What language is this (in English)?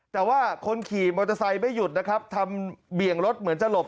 Thai